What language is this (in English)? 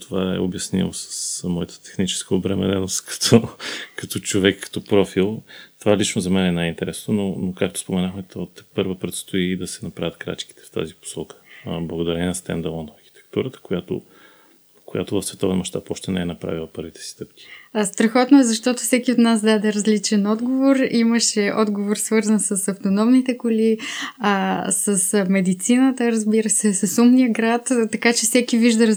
Bulgarian